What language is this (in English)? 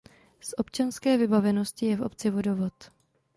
Czech